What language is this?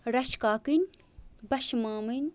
Kashmiri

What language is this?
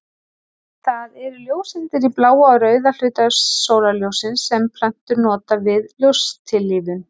Icelandic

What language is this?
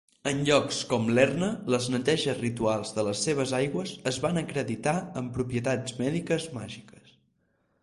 Catalan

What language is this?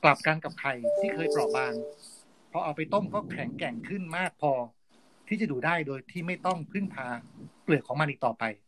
Thai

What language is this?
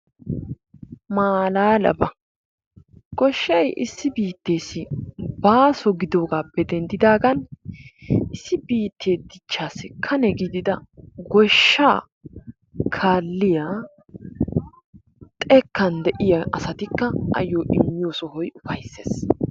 Wolaytta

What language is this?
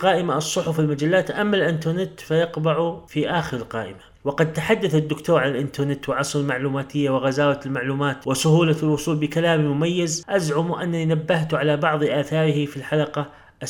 Arabic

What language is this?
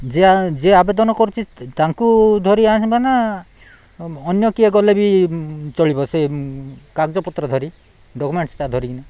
Odia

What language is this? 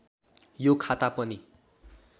Nepali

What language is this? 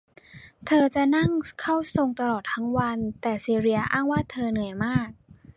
Thai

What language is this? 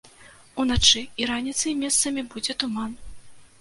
Belarusian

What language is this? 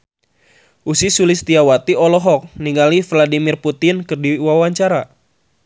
Sundanese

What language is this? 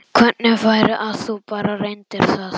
Icelandic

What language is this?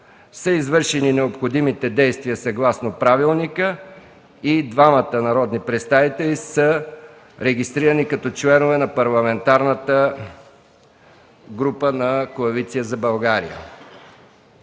Bulgarian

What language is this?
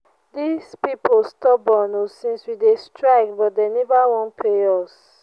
Nigerian Pidgin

